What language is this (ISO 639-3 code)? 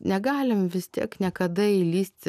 lit